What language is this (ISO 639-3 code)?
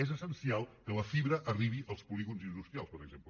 cat